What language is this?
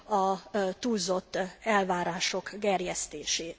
Hungarian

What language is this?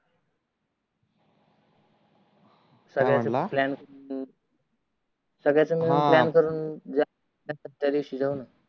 Marathi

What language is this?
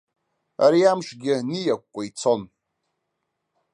Abkhazian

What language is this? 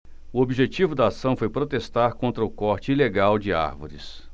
Portuguese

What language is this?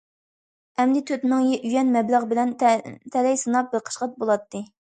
Uyghur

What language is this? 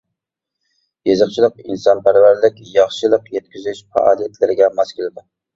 Uyghur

